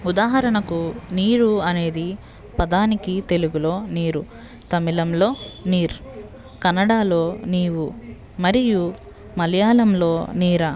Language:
Telugu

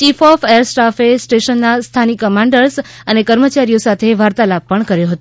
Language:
Gujarati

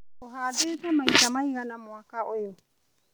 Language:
Kikuyu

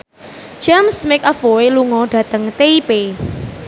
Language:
Javanese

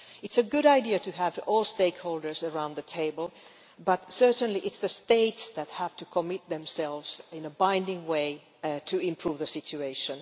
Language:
English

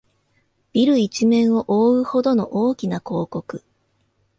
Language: Japanese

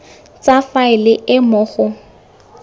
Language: Tswana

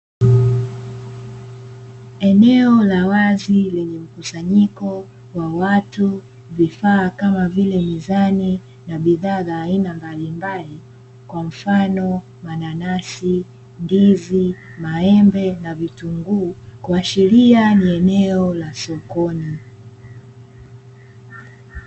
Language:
Swahili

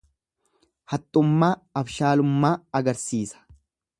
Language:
Oromo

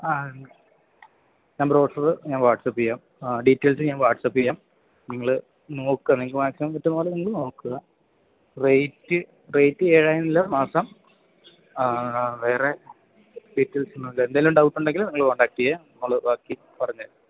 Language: Malayalam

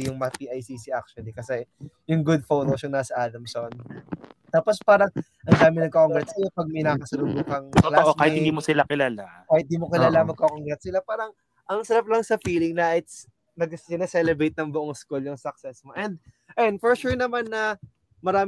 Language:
Filipino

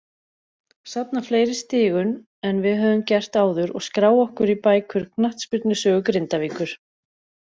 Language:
Icelandic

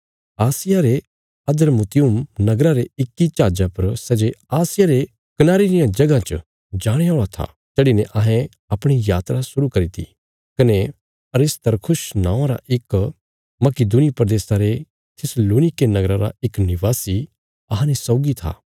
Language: Bilaspuri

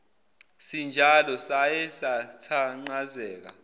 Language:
Zulu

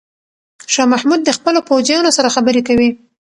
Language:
Pashto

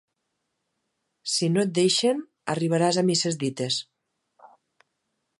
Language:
Catalan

